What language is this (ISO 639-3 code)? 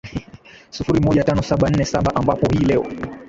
swa